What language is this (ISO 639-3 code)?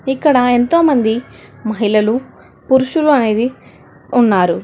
tel